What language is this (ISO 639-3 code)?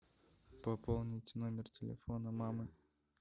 rus